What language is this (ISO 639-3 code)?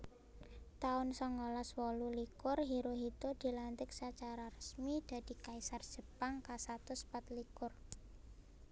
jav